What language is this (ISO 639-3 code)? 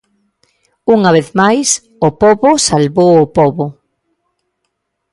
glg